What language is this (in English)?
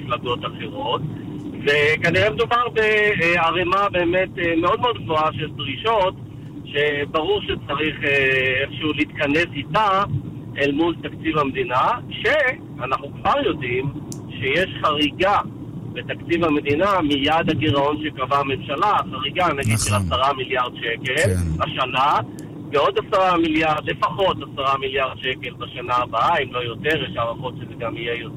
Hebrew